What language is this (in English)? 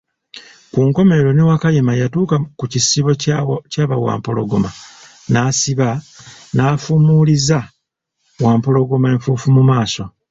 Ganda